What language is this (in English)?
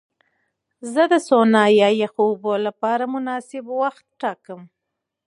Pashto